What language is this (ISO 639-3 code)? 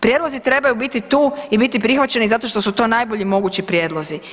hrv